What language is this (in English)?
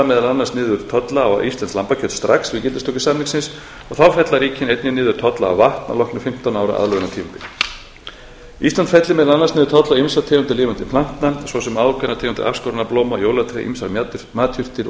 Icelandic